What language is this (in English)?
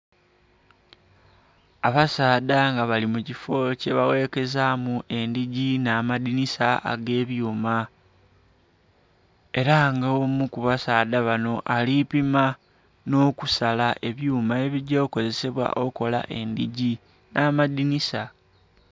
Soga